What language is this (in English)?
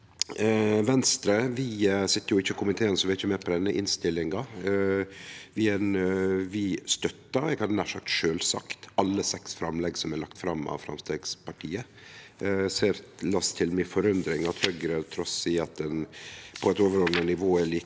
Norwegian